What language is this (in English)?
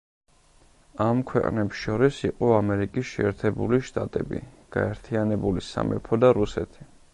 Georgian